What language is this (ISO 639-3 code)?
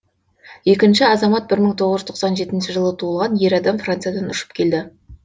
kaz